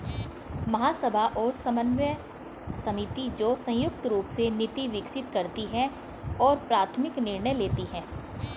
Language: Hindi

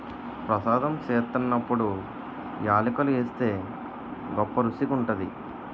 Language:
Telugu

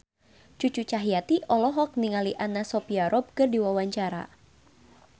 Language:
Sundanese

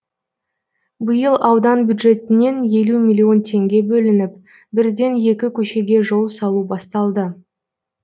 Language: Kazakh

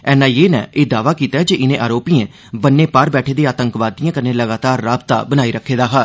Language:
Dogri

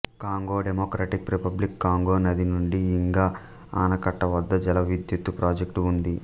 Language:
Telugu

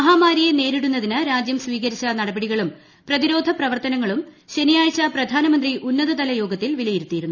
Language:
Malayalam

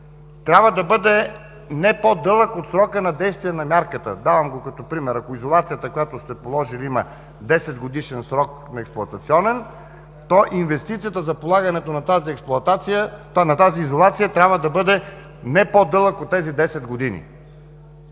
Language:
Bulgarian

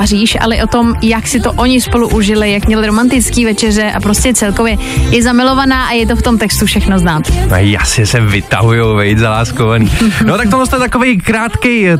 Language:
Czech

